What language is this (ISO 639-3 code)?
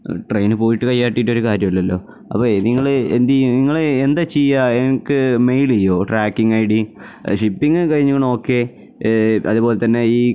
mal